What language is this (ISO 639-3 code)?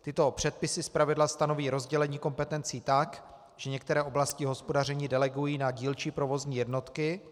ces